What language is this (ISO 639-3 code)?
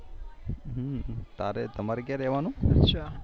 guj